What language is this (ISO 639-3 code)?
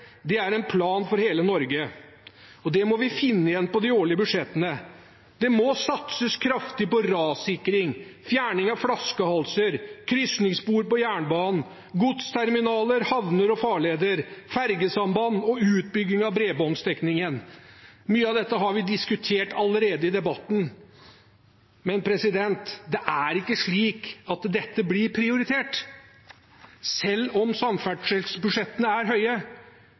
nob